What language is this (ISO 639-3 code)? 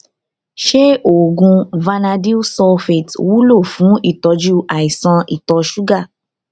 yor